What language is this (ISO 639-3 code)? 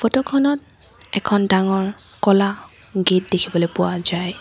asm